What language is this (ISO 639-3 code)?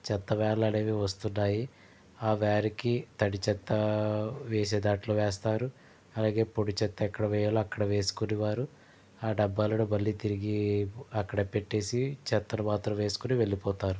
tel